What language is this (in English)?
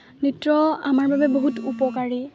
Assamese